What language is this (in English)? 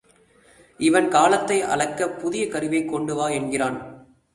Tamil